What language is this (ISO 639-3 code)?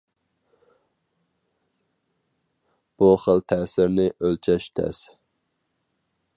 uig